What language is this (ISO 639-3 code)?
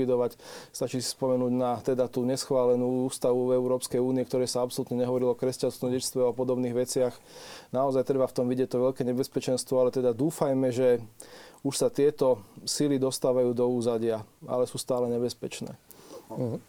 slk